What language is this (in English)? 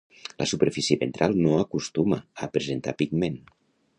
Catalan